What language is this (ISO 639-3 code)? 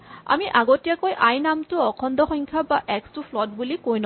asm